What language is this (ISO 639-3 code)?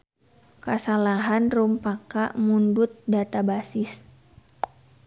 sun